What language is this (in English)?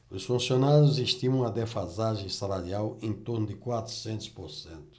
Portuguese